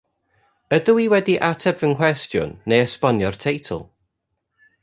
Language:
Welsh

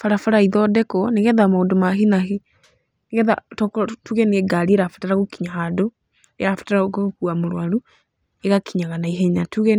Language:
Kikuyu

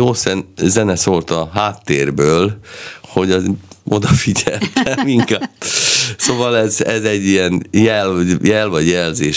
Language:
Hungarian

